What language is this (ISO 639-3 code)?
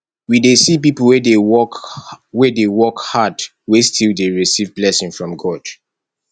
pcm